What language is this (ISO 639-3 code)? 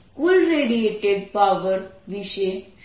guj